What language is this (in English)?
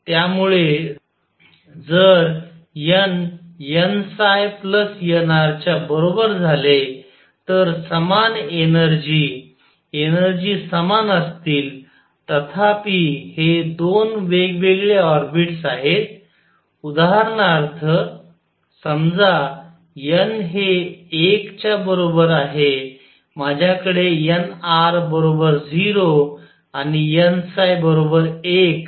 Marathi